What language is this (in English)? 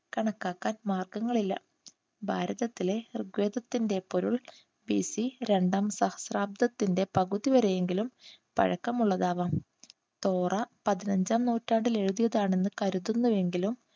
Malayalam